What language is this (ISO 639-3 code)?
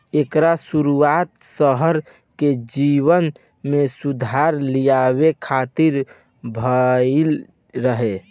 bho